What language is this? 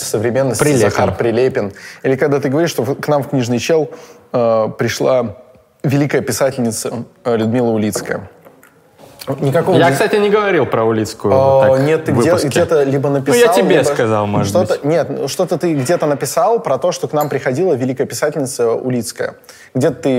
Russian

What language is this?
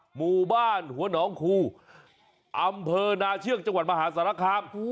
Thai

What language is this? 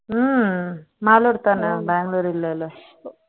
Tamil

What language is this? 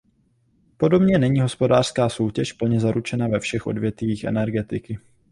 Czech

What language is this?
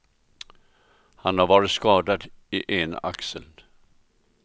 Swedish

